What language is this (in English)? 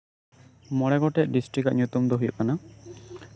Santali